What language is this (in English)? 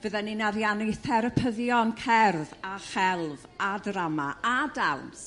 Welsh